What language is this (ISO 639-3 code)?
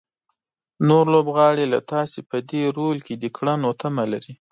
pus